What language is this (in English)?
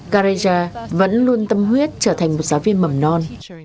Vietnamese